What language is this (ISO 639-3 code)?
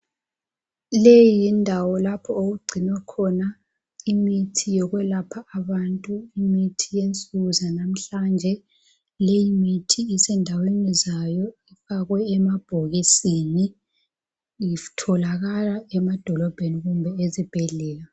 nde